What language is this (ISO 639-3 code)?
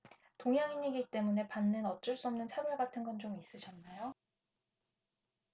kor